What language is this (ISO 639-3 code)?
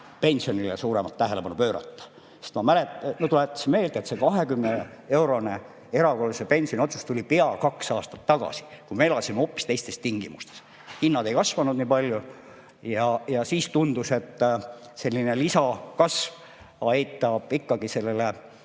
est